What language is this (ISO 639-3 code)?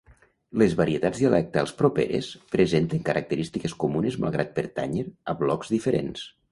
cat